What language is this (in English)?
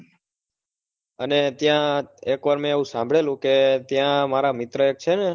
Gujarati